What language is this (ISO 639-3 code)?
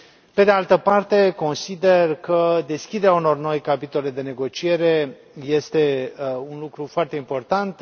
ron